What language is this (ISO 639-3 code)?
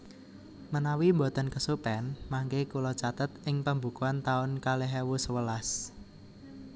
jav